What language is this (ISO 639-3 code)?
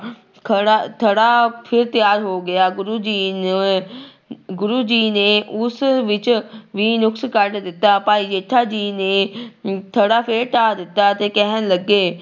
pan